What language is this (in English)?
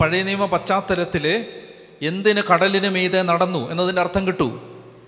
Malayalam